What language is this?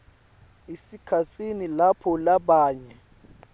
Swati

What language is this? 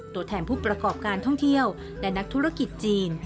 Thai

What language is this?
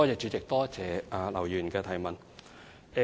Cantonese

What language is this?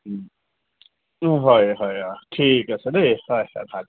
Assamese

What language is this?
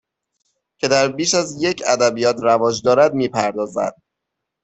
Persian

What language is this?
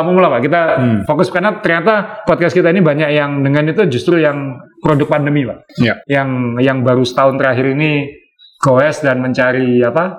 Indonesian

